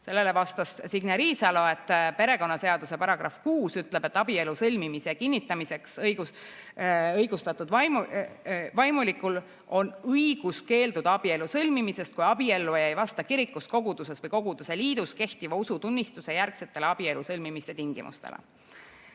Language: Estonian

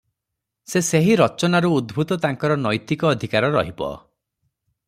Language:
Odia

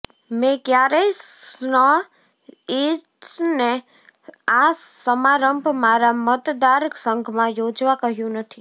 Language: Gujarati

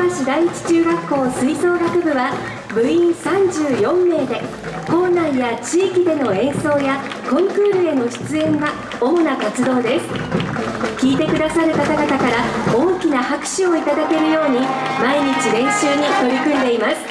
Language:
Japanese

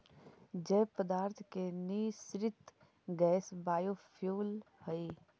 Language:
Magahi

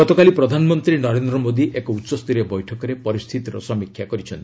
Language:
Odia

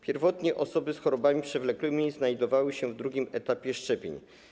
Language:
Polish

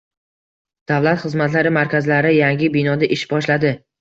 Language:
Uzbek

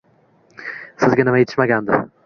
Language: Uzbek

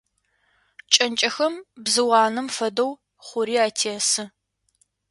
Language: Adyghe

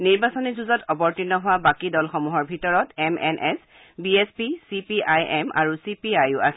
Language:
Assamese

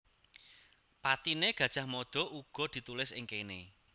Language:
Javanese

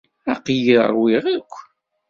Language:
Kabyle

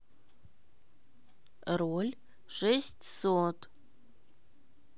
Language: Russian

